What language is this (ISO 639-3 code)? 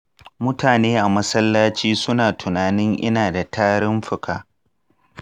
hau